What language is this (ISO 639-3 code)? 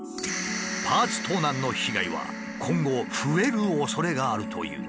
jpn